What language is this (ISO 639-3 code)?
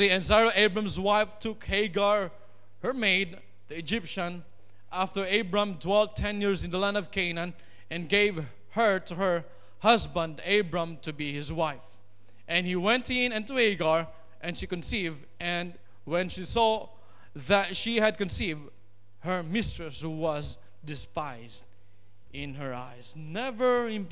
eng